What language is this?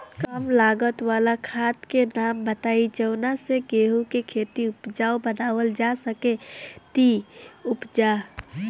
Bhojpuri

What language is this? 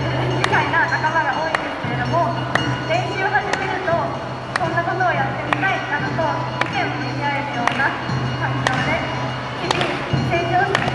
Japanese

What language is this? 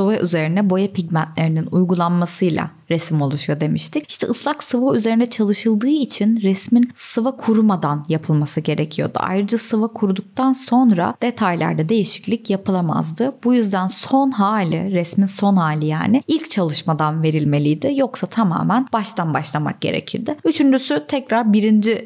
Turkish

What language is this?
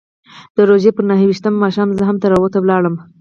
Pashto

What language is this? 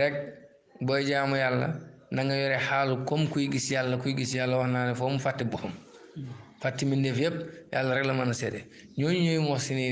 Indonesian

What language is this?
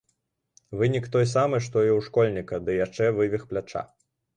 Belarusian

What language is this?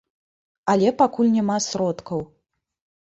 Belarusian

